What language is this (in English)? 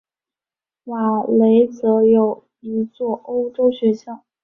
Chinese